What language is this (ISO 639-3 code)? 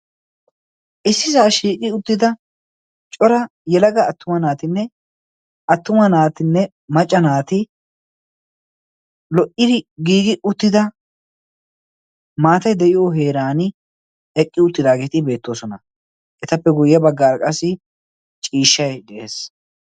wal